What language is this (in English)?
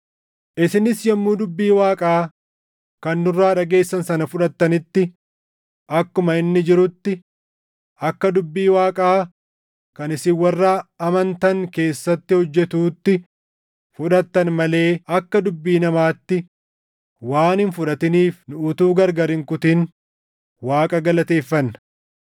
Oromo